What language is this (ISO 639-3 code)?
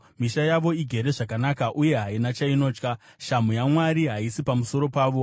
sna